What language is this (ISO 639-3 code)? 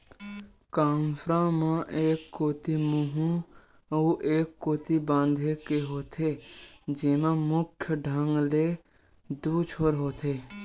hne